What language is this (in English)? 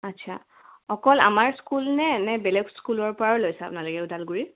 Assamese